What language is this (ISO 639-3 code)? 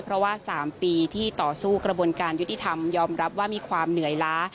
tha